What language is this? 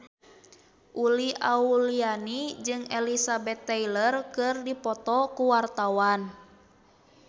Sundanese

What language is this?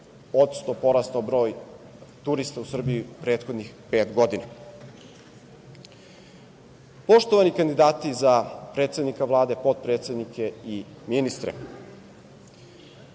Serbian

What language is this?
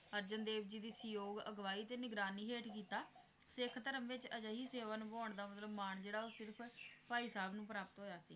Punjabi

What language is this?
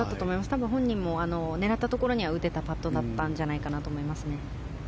Japanese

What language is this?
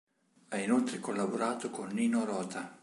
Italian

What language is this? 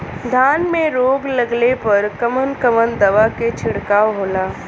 Bhojpuri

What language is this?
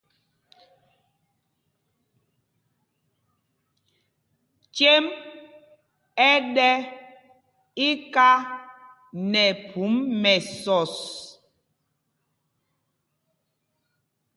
Mpumpong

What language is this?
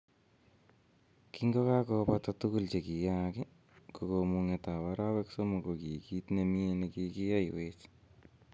Kalenjin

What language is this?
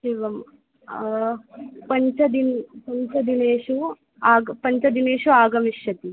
Sanskrit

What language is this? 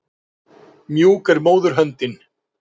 Icelandic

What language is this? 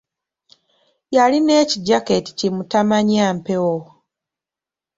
Ganda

